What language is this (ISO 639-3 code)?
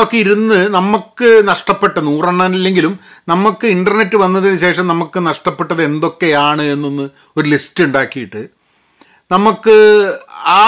mal